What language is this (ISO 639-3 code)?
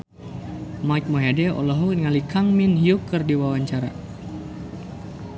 sun